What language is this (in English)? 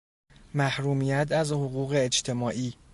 Persian